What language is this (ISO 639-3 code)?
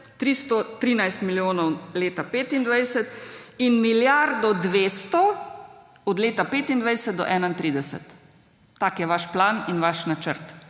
slv